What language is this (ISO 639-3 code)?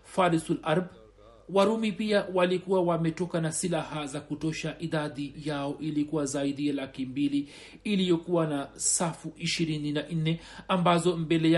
swa